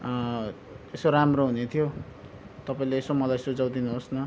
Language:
Nepali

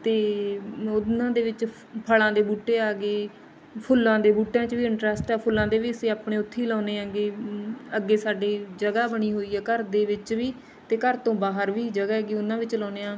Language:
Punjabi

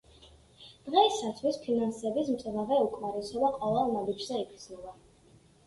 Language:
Georgian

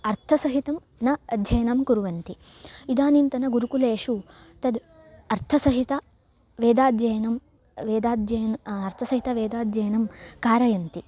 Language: Sanskrit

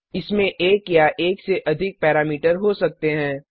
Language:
Hindi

